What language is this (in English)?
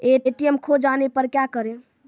Maithili